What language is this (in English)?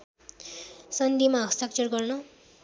Nepali